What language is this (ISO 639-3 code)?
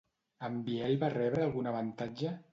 cat